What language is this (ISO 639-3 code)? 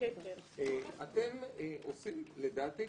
heb